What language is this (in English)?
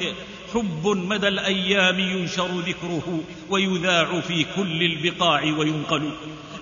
Arabic